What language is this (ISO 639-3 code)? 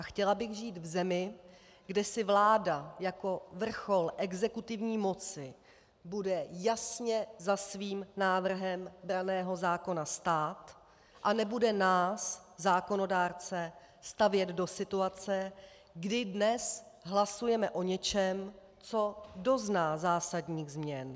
ces